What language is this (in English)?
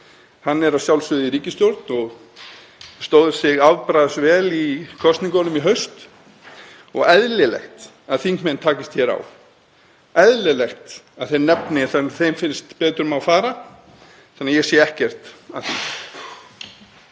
Icelandic